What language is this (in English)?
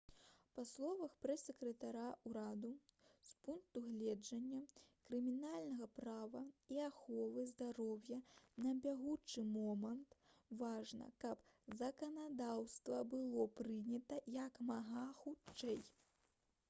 Belarusian